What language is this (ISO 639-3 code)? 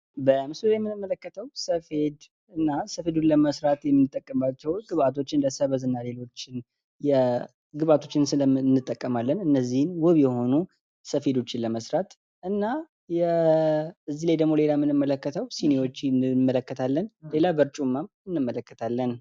amh